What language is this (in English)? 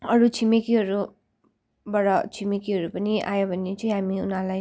Nepali